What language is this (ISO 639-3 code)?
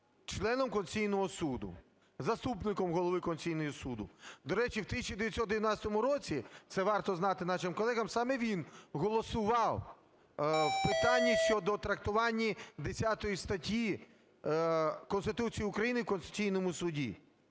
ukr